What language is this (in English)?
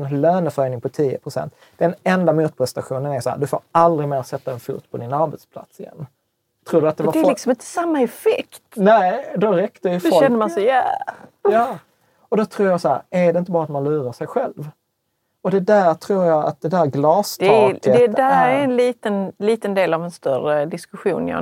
Swedish